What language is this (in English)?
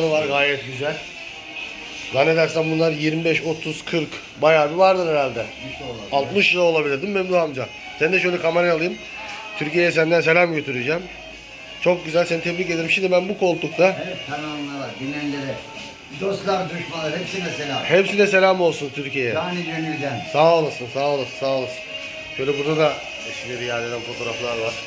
Turkish